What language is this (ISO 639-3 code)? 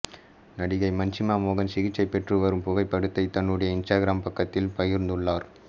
tam